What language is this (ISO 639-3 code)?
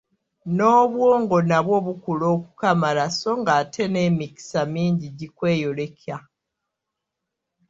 lug